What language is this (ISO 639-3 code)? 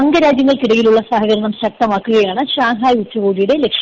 mal